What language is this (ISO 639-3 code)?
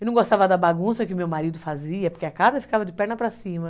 por